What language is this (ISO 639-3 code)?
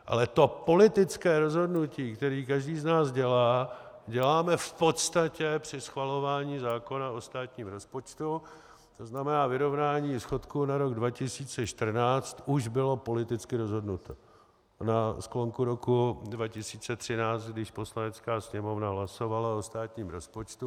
ces